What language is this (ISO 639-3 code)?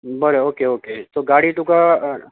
kok